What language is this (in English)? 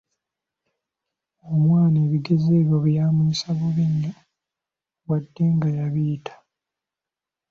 Ganda